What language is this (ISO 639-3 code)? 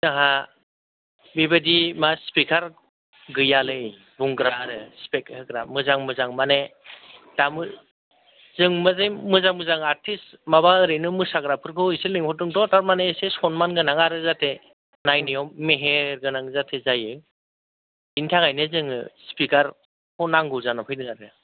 brx